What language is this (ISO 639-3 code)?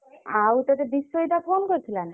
ori